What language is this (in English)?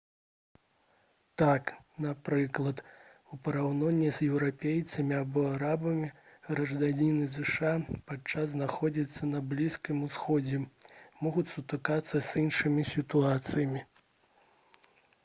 Belarusian